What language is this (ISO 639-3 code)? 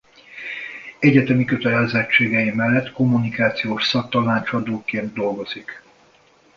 hun